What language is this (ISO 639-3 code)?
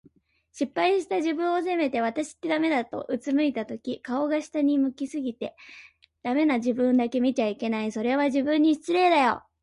jpn